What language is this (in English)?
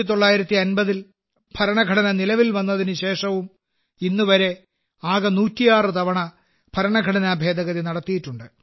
Malayalam